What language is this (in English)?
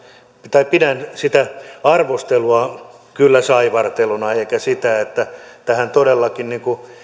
Finnish